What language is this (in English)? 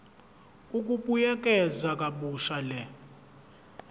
Zulu